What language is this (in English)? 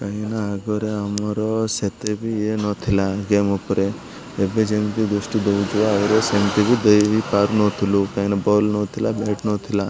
Odia